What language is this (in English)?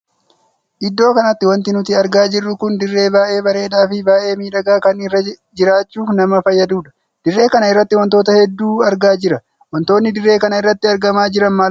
Oromo